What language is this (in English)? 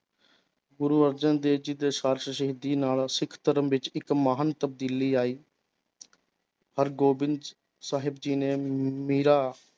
Punjabi